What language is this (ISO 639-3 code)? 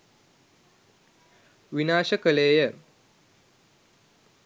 sin